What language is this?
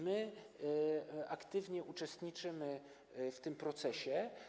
Polish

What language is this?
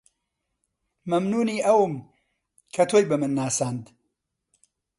Central Kurdish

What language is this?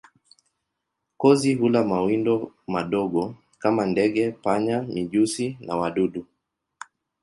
Swahili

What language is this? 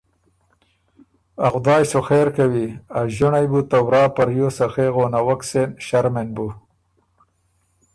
Ormuri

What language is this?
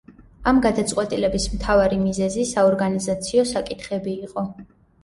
Georgian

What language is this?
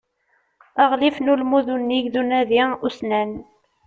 Kabyle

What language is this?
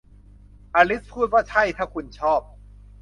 Thai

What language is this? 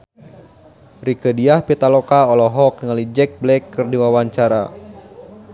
Sundanese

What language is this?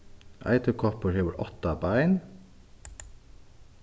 Faroese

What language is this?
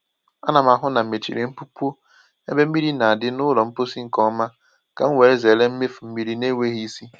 Igbo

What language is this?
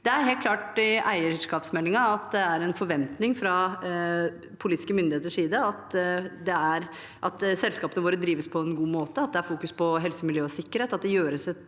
Norwegian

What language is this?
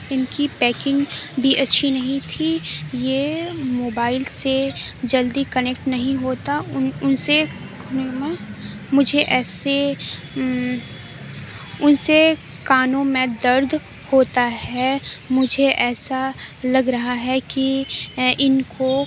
Urdu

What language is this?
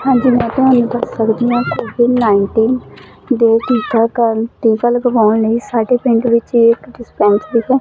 Punjabi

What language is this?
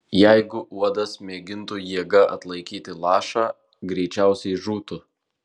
Lithuanian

